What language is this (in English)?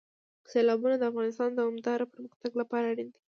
Pashto